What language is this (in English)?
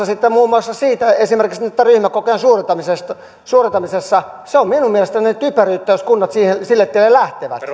Finnish